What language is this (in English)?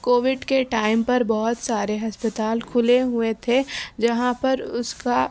Urdu